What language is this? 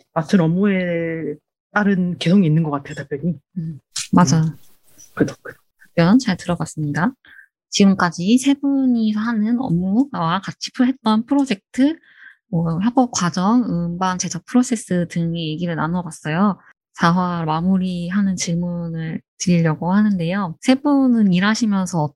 Korean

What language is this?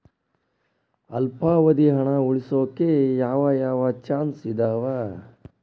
Kannada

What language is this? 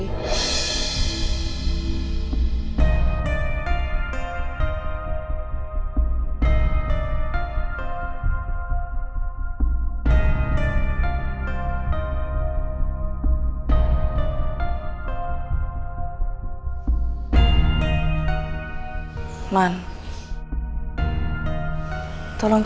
Indonesian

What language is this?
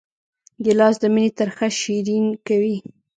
Pashto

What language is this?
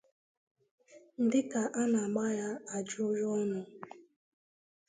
Igbo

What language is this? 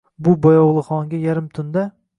Uzbek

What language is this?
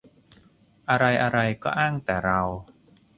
Thai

